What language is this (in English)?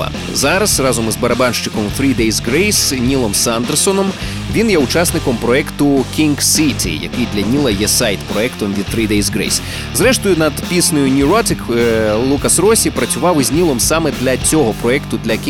Ukrainian